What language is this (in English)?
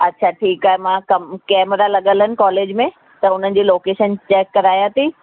Sindhi